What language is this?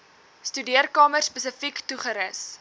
Afrikaans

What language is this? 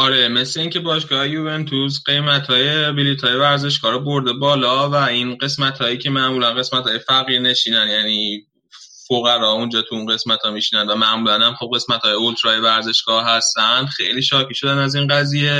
Persian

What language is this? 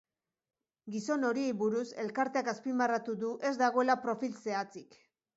Basque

